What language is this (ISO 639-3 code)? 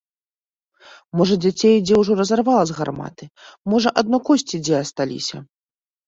bel